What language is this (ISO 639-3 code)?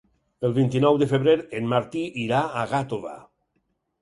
cat